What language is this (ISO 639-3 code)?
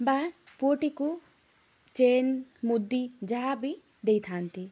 ori